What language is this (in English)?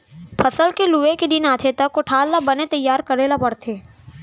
Chhattisgarhi